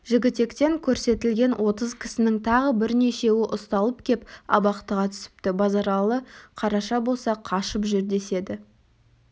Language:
Kazakh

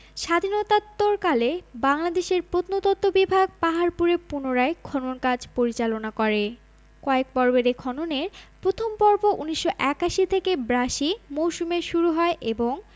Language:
Bangla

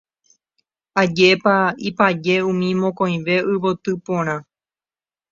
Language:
Guarani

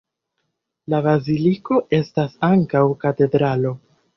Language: Esperanto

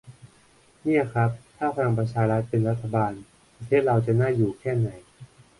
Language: Thai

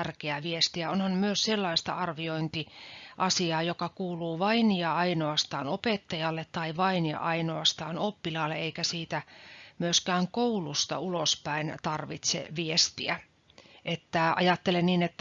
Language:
Finnish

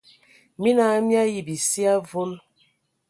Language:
Ewondo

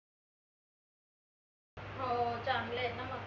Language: Marathi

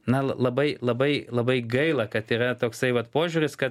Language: Lithuanian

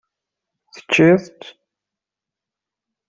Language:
Kabyle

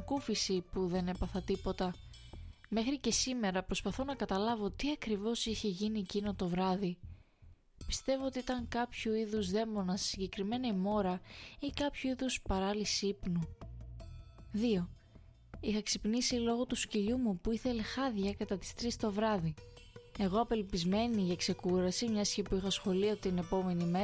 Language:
Greek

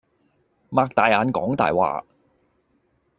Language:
Cantonese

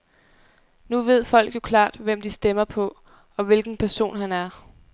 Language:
Danish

